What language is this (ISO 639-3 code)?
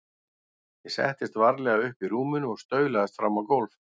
isl